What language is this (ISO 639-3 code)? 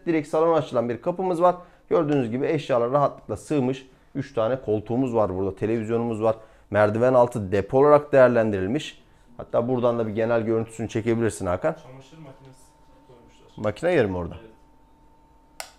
tur